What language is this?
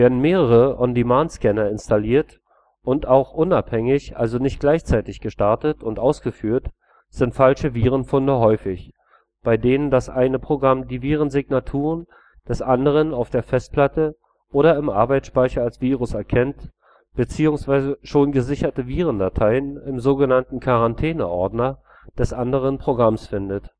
German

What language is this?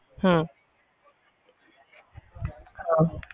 Punjabi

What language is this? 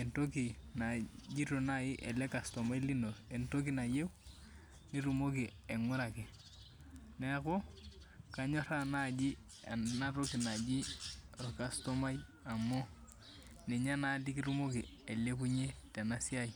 Masai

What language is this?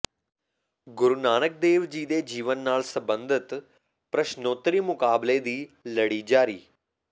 Punjabi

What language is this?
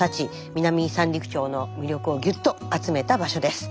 Japanese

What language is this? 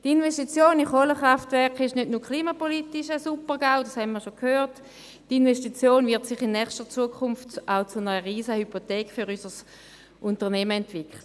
Swiss German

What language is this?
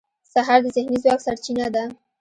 Pashto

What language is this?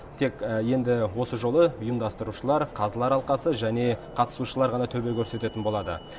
Kazakh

